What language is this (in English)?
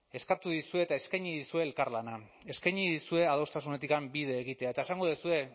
Basque